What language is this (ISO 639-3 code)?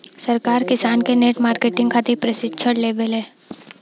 bho